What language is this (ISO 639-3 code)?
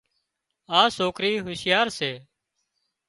kxp